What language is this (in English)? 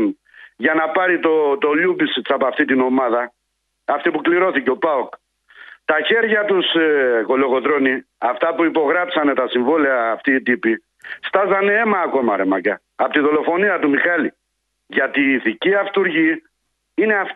Greek